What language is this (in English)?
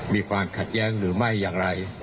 Thai